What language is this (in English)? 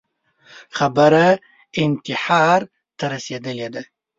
Pashto